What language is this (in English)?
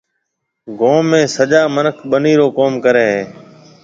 Marwari (Pakistan)